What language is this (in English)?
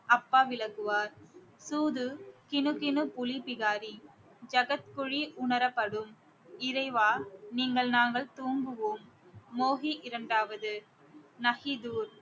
Tamil